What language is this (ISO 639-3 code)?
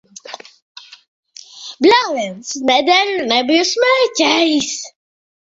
lav